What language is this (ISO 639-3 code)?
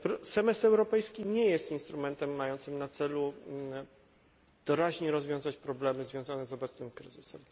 pol